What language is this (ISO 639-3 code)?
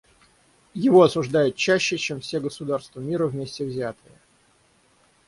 rus